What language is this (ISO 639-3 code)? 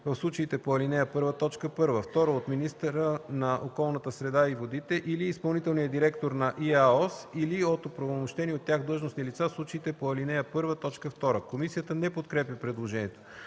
bul